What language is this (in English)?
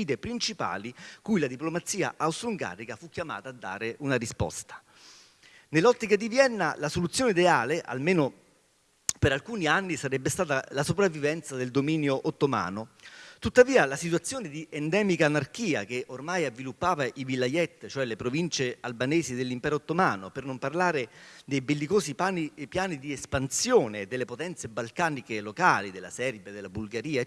Italian